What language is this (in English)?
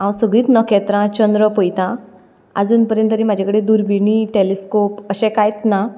Konkani